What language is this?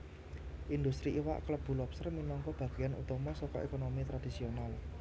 Javanese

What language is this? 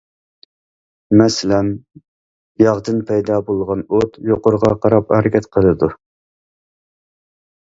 Uyghur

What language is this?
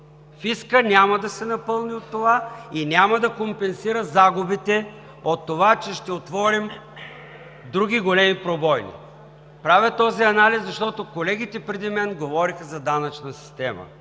Bulgarian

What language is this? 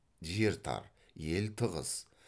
Kazakh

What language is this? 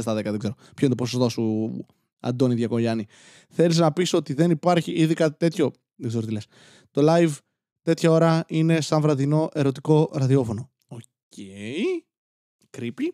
Greek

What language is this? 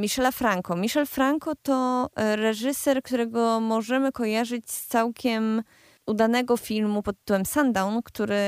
Polish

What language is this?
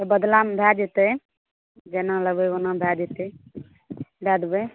Maithili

